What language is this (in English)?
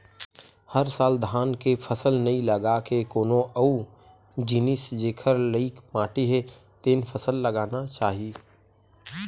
Chhattisgarhi